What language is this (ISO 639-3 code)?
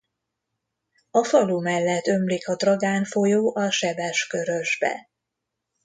hun